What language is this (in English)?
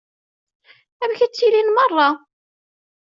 Kabyle